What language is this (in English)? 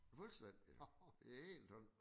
Danish